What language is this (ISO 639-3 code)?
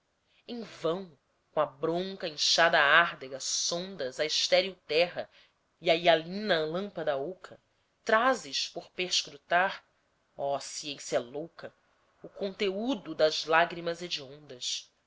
por